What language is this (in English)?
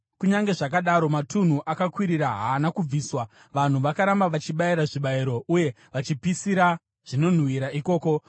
Shona